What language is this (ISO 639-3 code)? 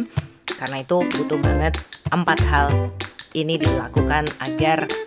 ind